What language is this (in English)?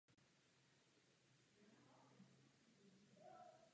Czech